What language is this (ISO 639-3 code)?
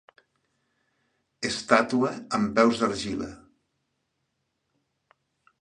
cat